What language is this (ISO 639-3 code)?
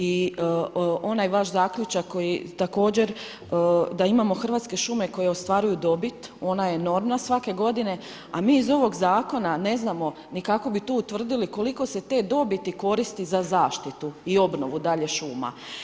hrv